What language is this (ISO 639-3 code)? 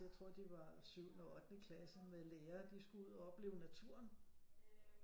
dan